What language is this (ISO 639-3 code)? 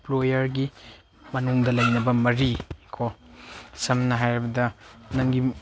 mni